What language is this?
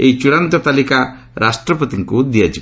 Odia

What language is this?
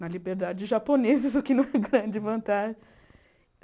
Portuguese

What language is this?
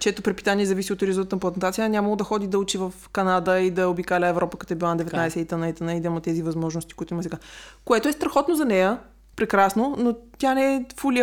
Bulgarian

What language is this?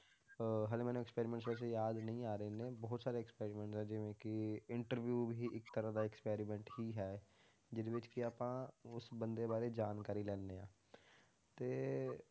Punjabi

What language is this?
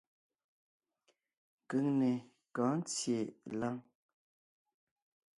Ngiemboon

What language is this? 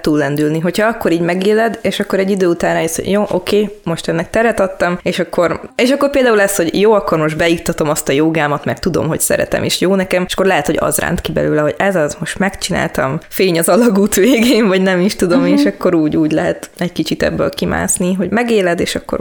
Hungarian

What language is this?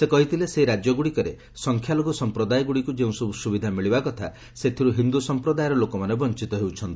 Odia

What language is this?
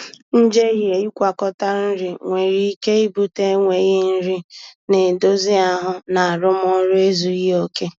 Igbo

